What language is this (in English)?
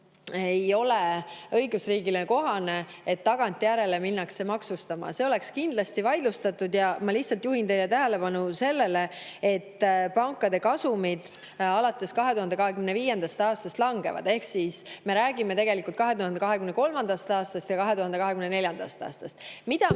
Estonian